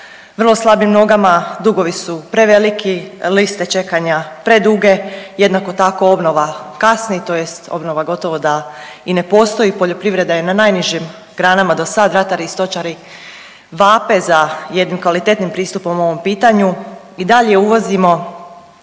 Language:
Croatian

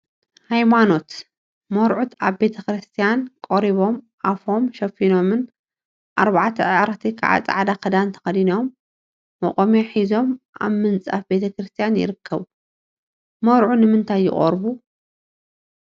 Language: Tigrinya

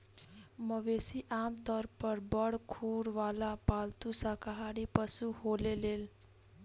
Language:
Bhojpuri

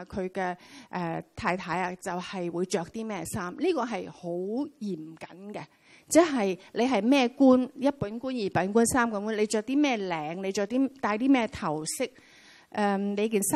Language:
Chinese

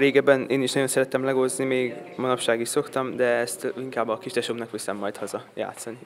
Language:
Hungarian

